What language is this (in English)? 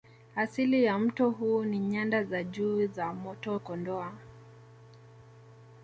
Swahili